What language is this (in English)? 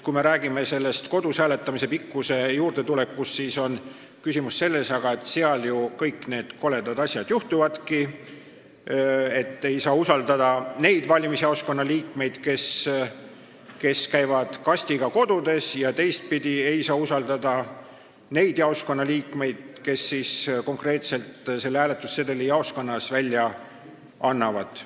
Estonian